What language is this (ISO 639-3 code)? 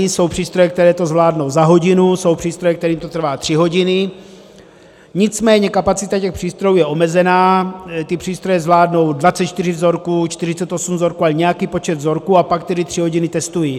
ces